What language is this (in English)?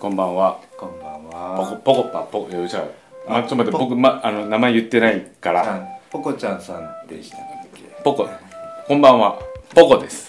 Japanese